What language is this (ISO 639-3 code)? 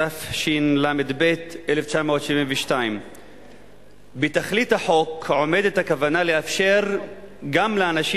heb